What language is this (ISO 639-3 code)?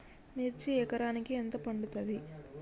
tel